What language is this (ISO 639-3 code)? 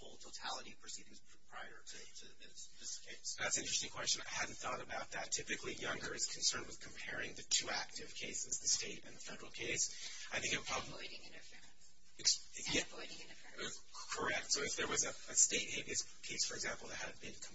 eng